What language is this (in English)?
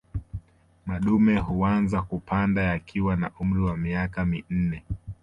Swahili